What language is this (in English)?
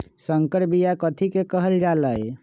Magahi